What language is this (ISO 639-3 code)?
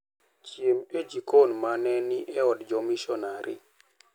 luo